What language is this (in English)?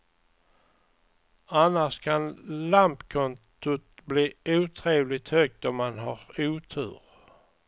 Swedish